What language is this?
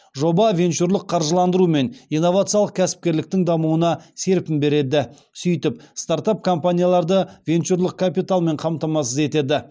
Kazakh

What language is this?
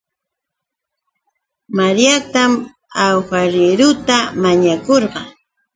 Yauyos Quechua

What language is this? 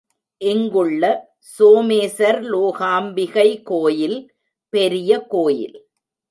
Tamil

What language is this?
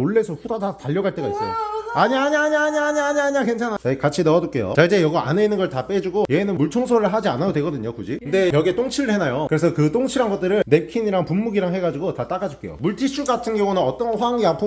Korean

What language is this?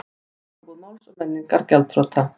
Icelandic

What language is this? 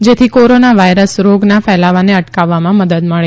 Gujarati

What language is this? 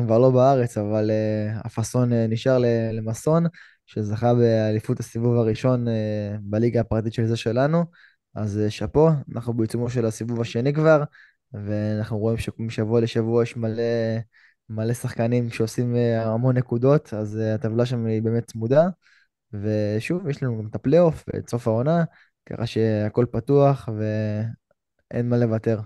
Hebrew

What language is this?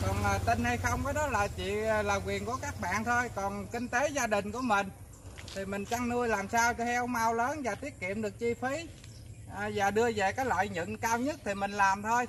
Vietnamese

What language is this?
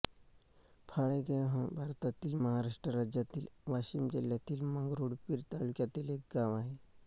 Marathi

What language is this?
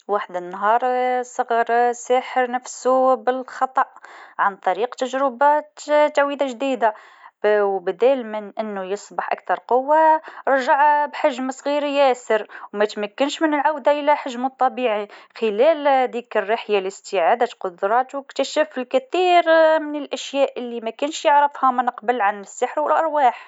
Tunisian Arabic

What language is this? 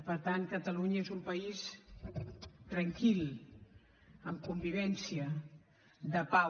Catalan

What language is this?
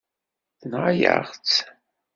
Kabyle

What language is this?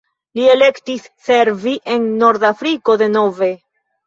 Esperanto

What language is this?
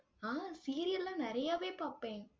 Tamil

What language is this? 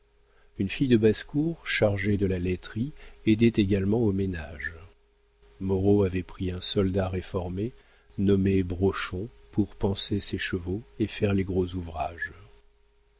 French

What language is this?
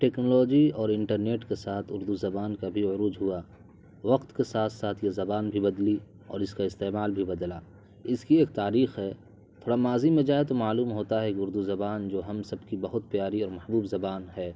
Urdu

